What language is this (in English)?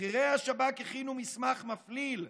Hebrew